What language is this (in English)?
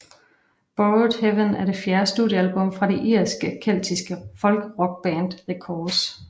Danish